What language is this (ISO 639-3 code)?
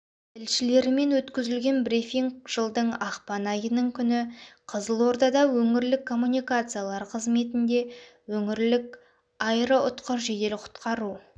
kaz